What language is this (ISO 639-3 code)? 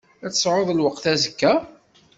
kab